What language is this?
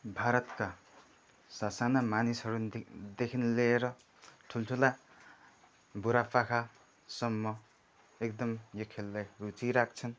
Nepali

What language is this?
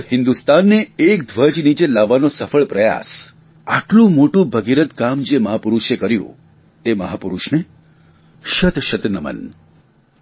Gujarati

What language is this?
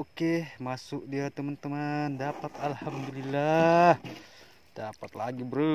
Indonesian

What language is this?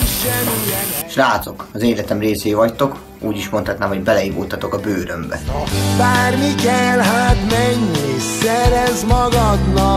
Hungarian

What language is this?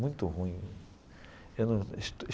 Portuguese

